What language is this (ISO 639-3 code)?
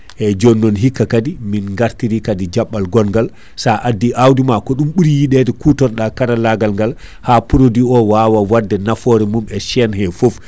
ful